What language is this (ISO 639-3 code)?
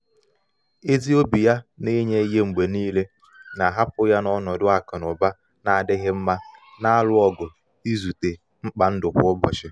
ibo